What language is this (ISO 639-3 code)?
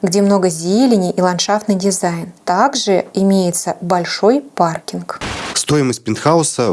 rus